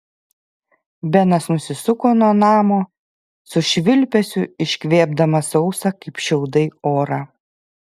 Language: Lithuanian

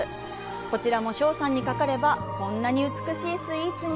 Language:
Japanese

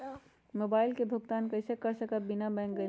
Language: Magahi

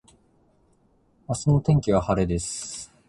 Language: Japanese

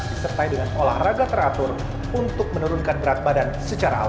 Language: Indonesian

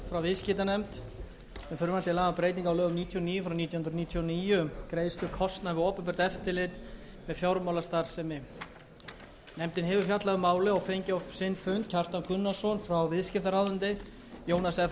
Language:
Icelandic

